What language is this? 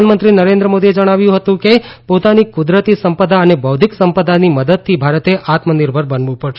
Gujarati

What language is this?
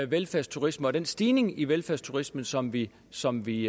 Danish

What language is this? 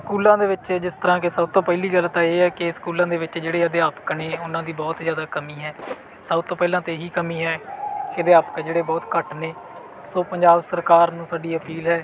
Punjabi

